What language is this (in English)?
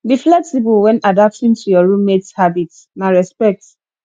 Nigerian Pidgin